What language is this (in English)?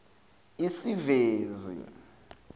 Zulu